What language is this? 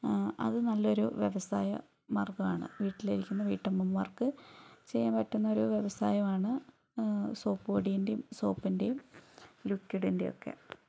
Malayalam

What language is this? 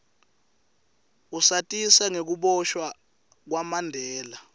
Swati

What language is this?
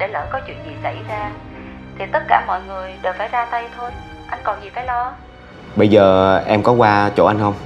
Vietnamese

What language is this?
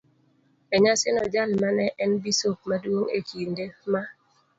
Luo (Kenya and Tanzania)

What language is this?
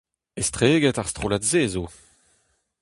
Breton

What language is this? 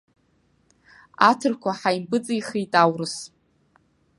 Abkhazian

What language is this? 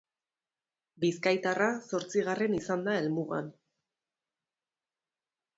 Basque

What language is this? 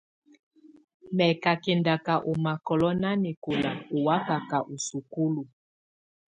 Tunen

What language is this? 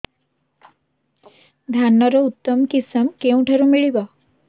Odia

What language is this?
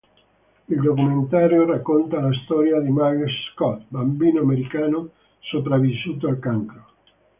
Italian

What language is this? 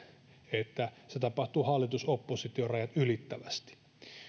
Finnish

